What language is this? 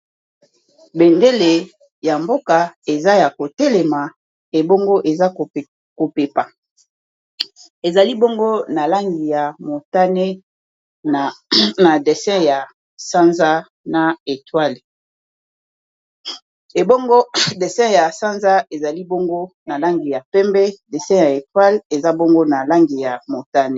Lingala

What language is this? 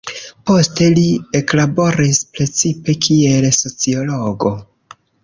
Esperanto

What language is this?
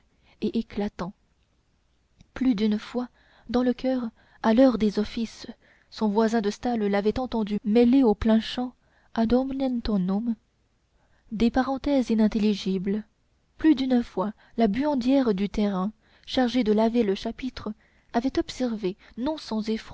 French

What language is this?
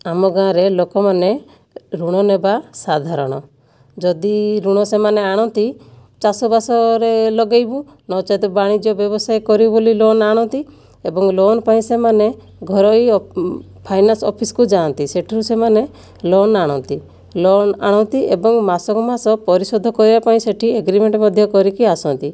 Odia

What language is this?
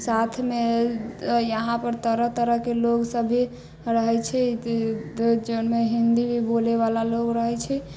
Maithili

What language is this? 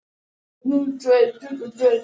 Icelandic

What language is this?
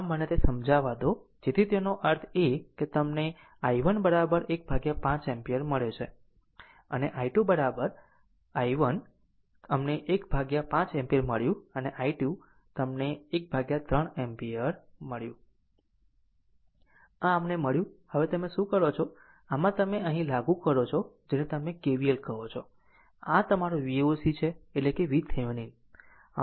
Gujarati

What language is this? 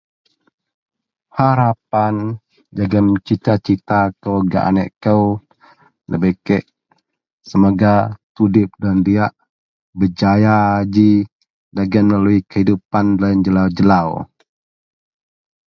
Central Melanau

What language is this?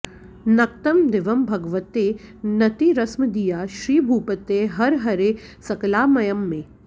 Sanskrit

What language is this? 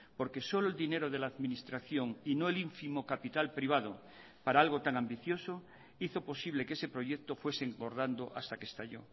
Spanish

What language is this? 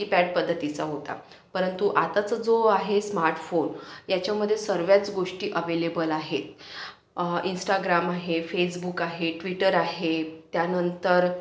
Marathi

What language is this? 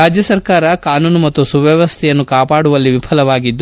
Kannada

